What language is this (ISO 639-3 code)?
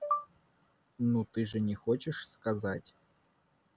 rus